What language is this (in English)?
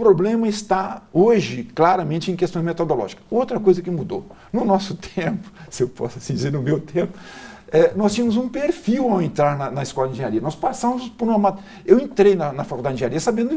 Portuguese